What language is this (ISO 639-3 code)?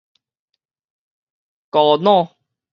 nan